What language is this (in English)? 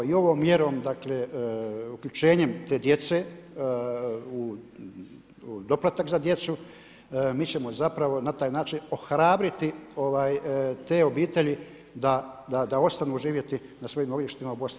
Croatian